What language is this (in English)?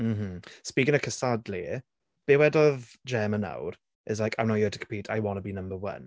Welsh